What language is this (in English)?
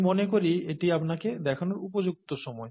Bangla